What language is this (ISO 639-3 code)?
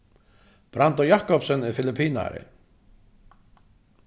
fao